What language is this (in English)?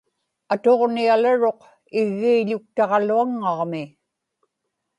Inupiaq